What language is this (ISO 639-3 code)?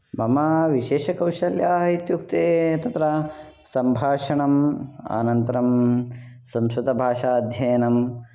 san